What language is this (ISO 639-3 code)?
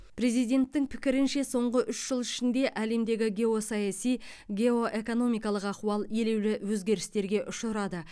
kaz